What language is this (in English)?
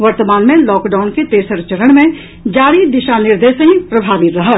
Maithili